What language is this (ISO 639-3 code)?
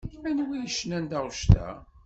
kab